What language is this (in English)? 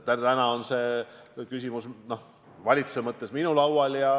Estonian